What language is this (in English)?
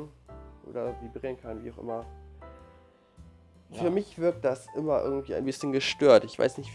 German